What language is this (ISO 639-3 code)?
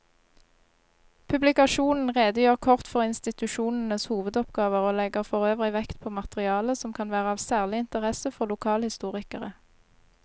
nor